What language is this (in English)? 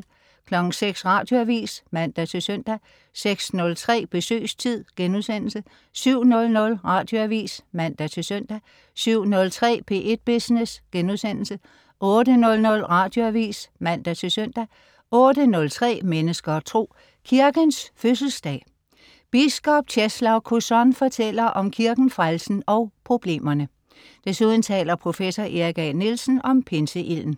Danish